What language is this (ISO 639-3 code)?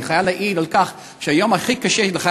heb